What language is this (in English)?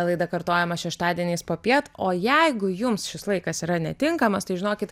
Lithuanian